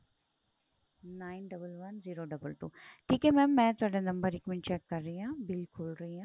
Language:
Punjabi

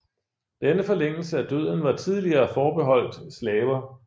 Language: Danish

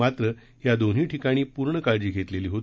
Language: Marathi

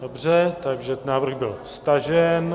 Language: Czech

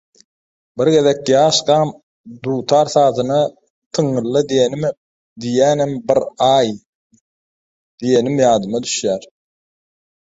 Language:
Turkmen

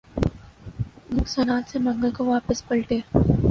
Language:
Urdu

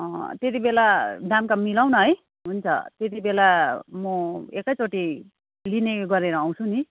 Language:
Nepali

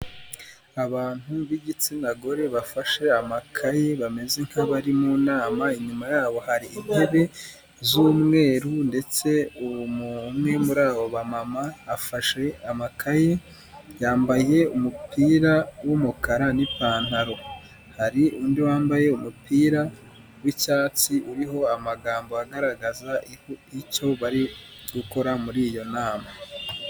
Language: Kinyarwanda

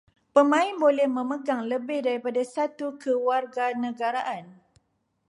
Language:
Malay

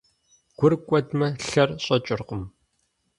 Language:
Kabardian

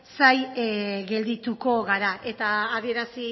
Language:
Basque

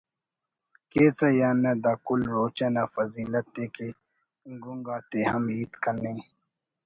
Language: Brahui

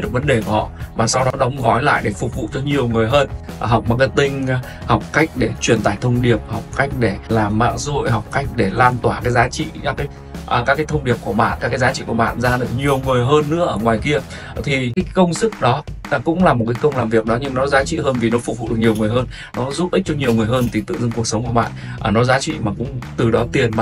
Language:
Vietnamese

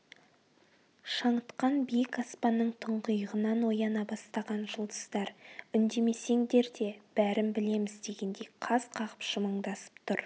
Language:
Kazakh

